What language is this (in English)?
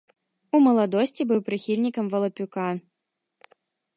Belarusian